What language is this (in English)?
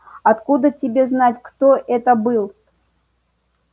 Russian